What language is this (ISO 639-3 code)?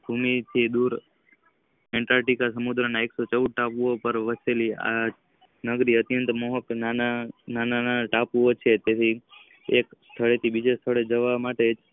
guj